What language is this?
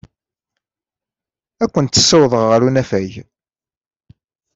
Kabyle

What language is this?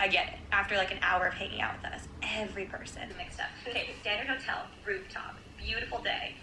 Dutch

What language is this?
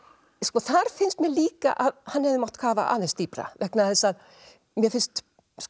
Icelandic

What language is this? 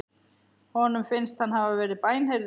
Icelandic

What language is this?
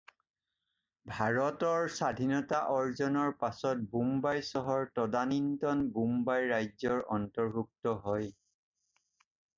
Assamese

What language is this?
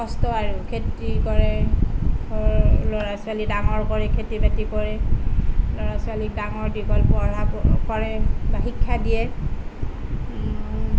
Assamese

